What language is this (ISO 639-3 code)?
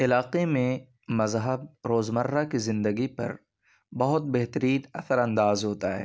urd